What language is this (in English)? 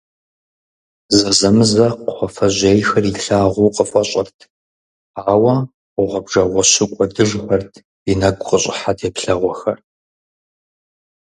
Kabardian